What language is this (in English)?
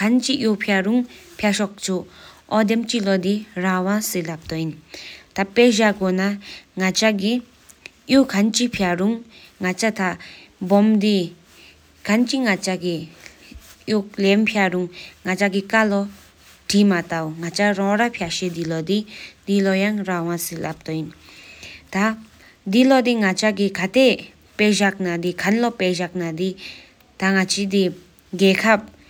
Sikkimese